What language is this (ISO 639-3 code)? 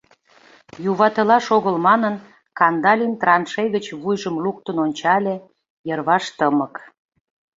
chm